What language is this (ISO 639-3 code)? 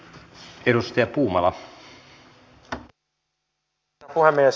fin